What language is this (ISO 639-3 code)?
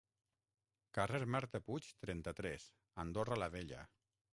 cat